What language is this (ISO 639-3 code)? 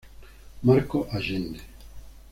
spa